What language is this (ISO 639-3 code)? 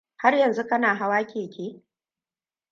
hau